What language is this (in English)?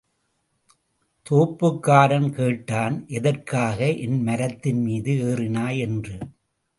Tamil